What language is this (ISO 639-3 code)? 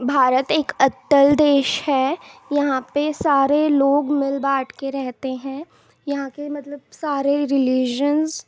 urd